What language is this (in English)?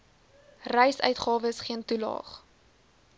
Afrikaans